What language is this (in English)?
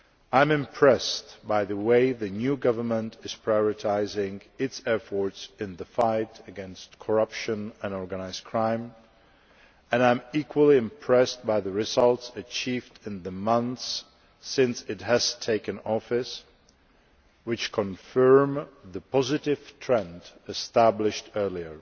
English